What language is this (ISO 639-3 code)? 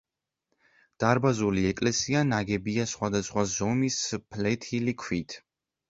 kat